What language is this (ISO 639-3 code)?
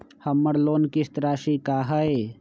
mag